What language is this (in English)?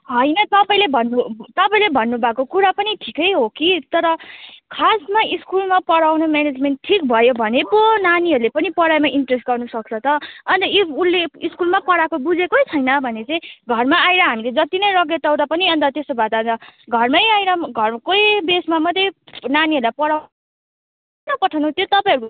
Nepali